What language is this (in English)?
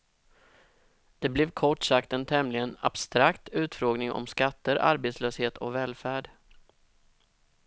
Swedish